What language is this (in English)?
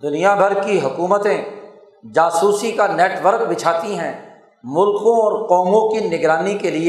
Urdu